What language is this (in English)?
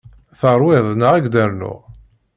Kabyle